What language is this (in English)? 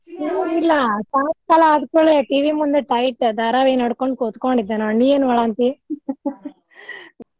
Kannada